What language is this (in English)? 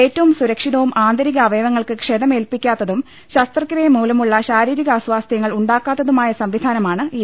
Malayalam